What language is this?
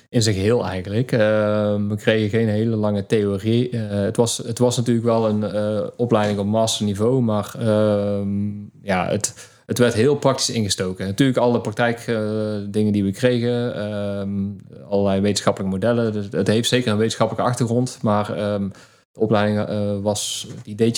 Dutch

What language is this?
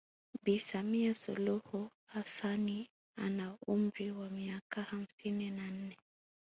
Swahili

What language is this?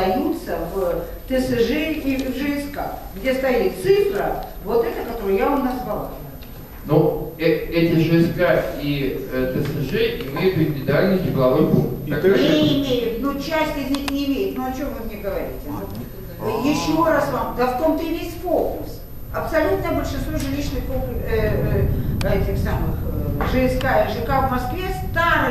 Russian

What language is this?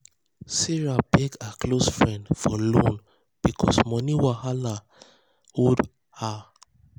Nigerian Pidgin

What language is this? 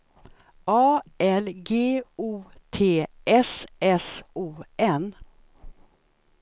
Swedish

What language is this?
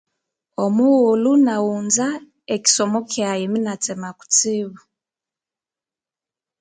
Konzo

